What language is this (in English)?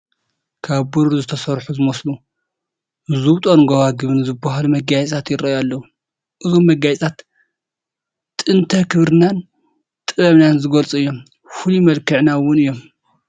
Tigrinya